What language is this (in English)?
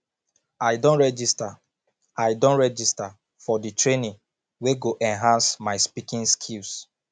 Nigerian Pidgin